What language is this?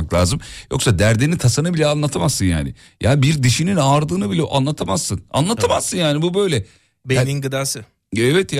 Turkish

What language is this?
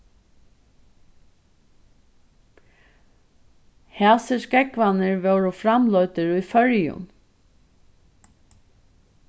Faroese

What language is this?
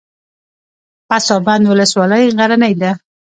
Pashto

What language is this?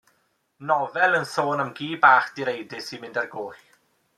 Welsh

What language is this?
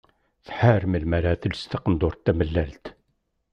Kabyle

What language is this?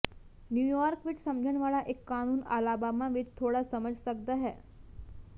Punjabi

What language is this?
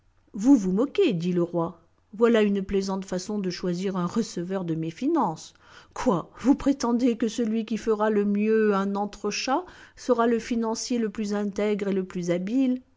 French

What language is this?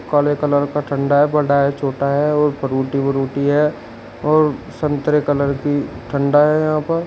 Hindi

